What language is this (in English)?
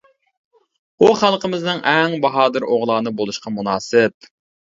Uyghur